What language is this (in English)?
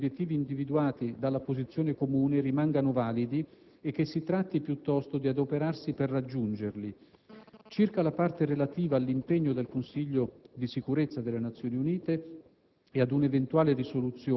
Italian